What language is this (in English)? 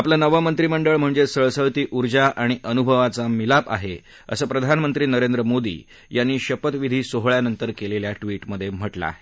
Marathi